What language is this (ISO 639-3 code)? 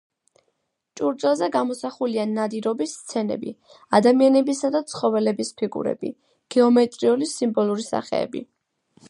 kat